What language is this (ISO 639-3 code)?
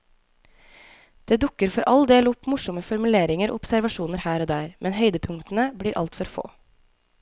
nor